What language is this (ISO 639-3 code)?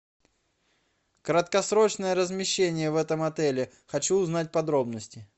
rus